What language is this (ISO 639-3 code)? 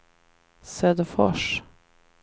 swe